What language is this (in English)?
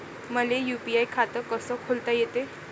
Marathi